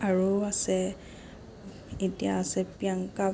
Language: Assamese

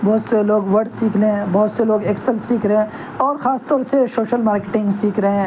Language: Urdu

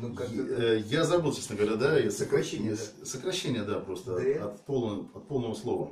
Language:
Russian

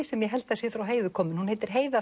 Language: Icelandic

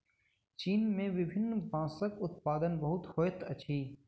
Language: Maithili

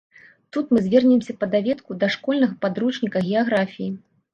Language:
Belarusian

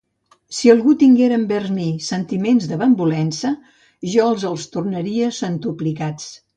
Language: Catalan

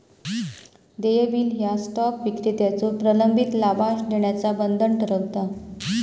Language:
Marathi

